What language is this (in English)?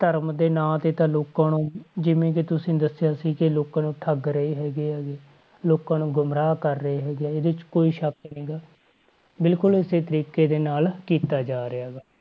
Punjabi